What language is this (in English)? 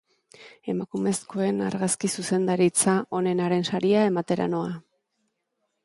Basque